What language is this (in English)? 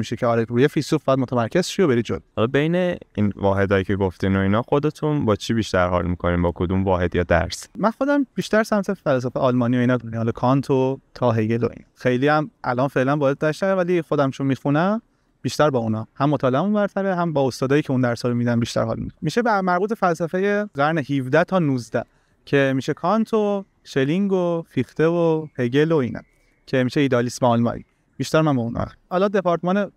Persian